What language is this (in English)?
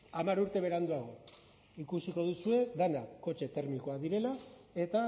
Basque